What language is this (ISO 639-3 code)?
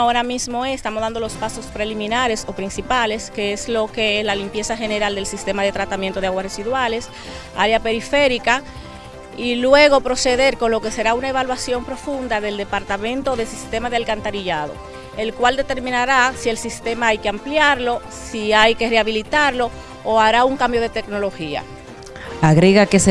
spa